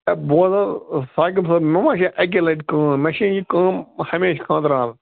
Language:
Kashmiri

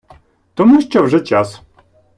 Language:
Ukrainian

